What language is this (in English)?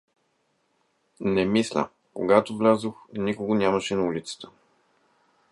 Bulgarian